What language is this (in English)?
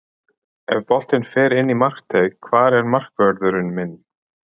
Icelandic